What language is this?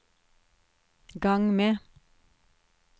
Norwegian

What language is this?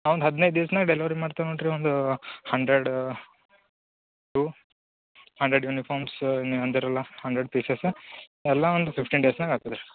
Kannada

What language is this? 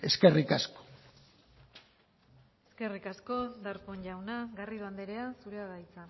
Basque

